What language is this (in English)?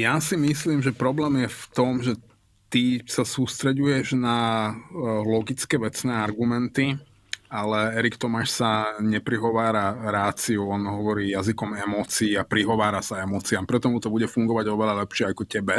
Slovak